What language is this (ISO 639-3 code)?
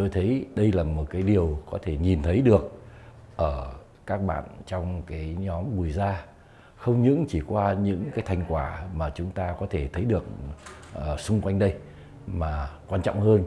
vie